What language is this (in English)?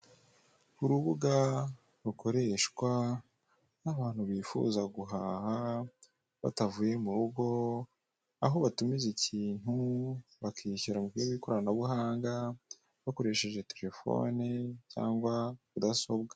Kinyarwanda